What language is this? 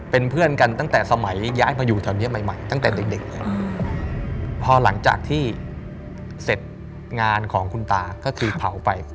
Thai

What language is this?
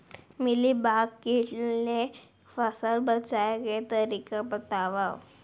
Chhattisgarhi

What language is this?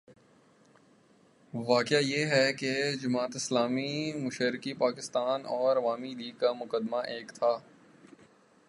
Urdu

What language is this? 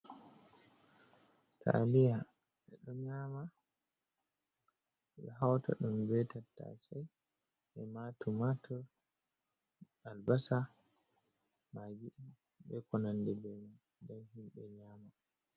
Fula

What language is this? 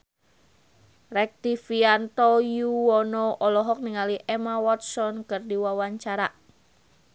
Sundanese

